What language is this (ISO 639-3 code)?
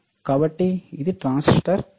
tel